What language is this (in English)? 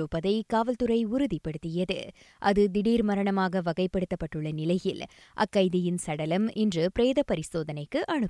Tamil